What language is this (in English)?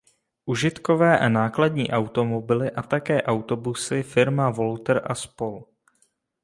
Czech